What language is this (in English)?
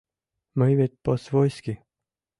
Mari